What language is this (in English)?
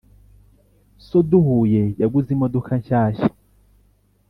Kinyarwanda